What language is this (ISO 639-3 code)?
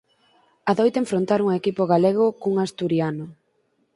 glg